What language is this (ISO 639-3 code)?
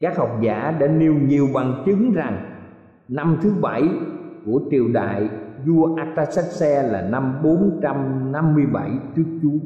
vie